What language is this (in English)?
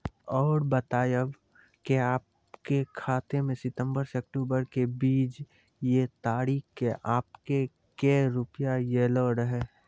Maithili